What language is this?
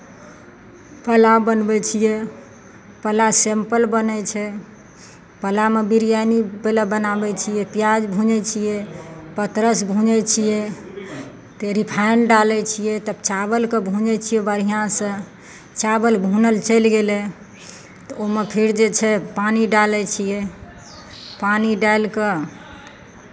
Maithili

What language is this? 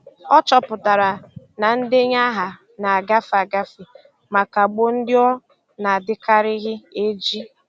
Igbo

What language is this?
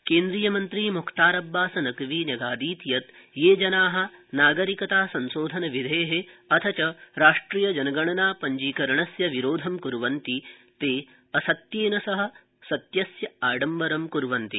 Sanskrit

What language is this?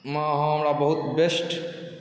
Maithili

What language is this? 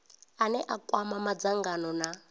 Venda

